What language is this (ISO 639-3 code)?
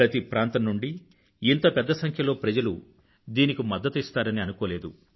tel